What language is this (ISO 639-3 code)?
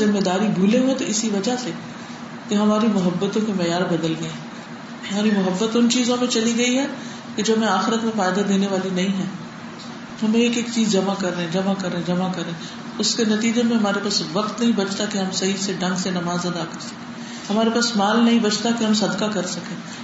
urd